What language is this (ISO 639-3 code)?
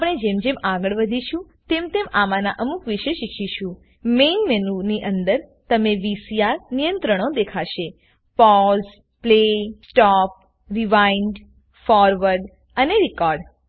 guj